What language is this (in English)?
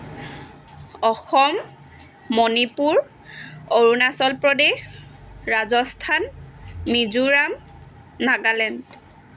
Assamese